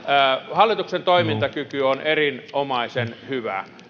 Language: Finnish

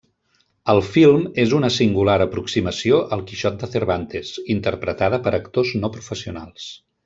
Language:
Catalan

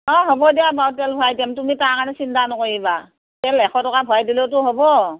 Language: Assamese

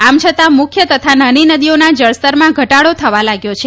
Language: Gujarati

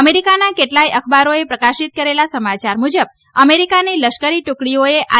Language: Gujarati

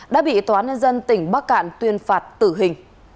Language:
Vietnamese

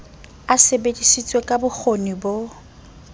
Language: Southern Sotho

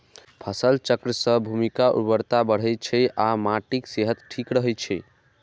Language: Maithili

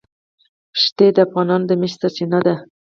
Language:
Pashto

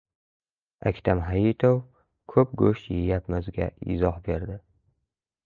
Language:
Uzbek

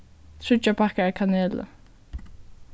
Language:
Faroese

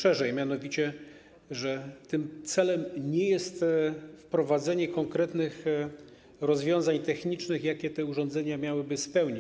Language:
Polish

